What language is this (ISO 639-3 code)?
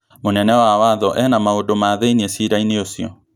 kik